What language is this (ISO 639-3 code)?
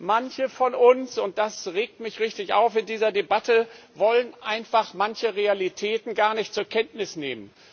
deu